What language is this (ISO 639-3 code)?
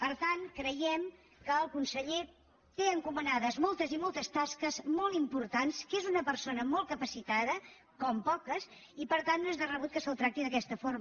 cat